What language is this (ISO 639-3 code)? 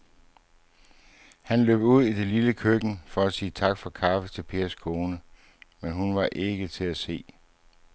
dan